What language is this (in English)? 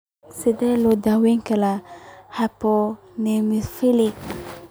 Somali